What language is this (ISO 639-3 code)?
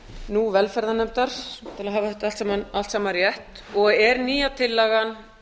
isl